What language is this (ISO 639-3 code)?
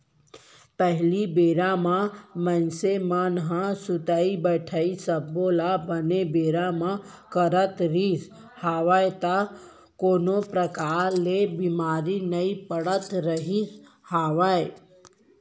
hne